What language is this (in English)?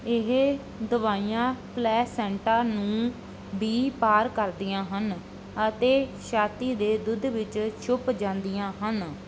Punjabi